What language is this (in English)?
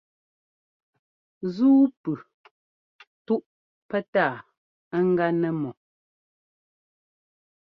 Ngomba